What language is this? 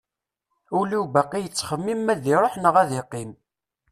Kabyle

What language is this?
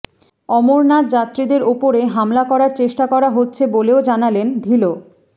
Bangla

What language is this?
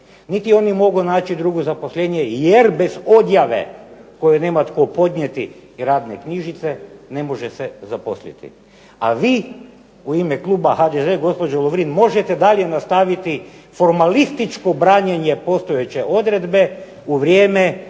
Croatian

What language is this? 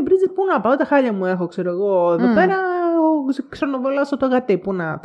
Greek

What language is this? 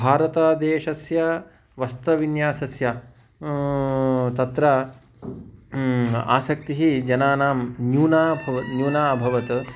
Sanskrit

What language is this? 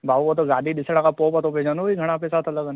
Sindhi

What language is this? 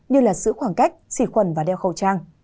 Vietnamese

